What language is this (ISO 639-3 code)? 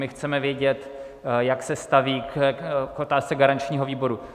ces